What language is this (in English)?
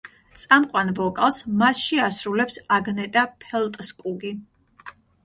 Georgian